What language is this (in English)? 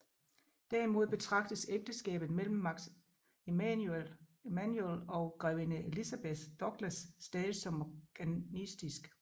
Danish